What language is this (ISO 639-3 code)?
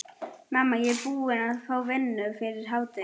isl